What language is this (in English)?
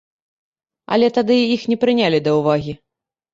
Belarusian